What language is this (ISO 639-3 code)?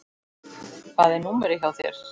isl